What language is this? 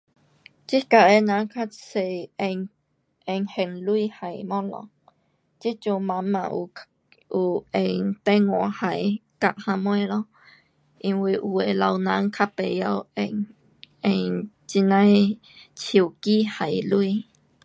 Pu-Xian Chinese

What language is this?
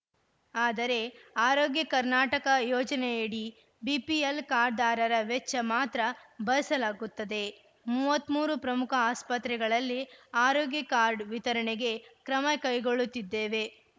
Kannada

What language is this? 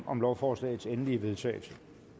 Danish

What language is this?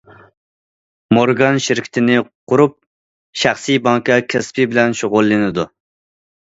Uyghur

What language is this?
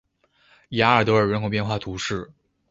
Chinese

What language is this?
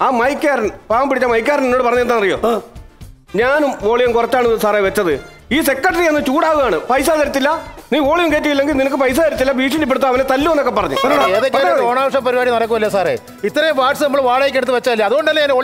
Indonesian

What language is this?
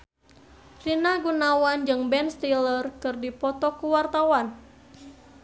Sundanese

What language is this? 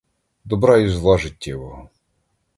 Ukrainian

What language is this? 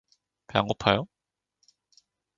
Korean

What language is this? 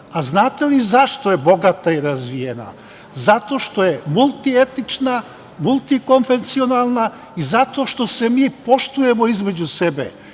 Serbian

